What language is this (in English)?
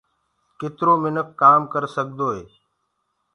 Gurgula